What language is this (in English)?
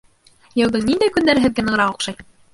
Bashkir